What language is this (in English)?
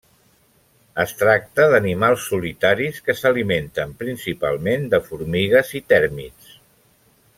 Catalan